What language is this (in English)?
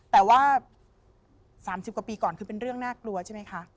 Thai